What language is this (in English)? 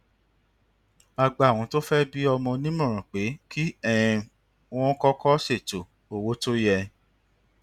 Yoruba